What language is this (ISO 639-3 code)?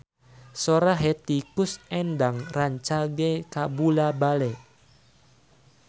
sun